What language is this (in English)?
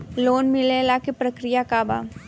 Bhojpuri